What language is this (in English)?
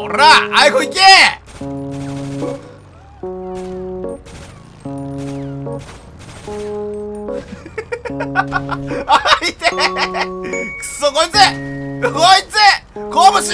Japanese